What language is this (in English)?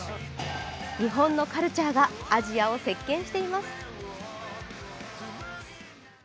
Japanese